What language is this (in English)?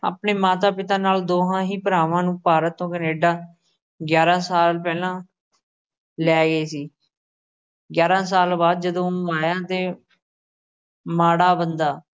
Punjabi